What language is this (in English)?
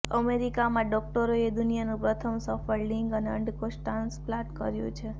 Gujarati